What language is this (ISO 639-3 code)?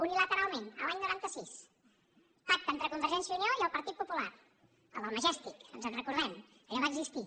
cat